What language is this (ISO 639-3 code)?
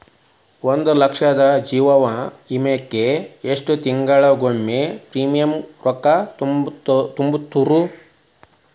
kan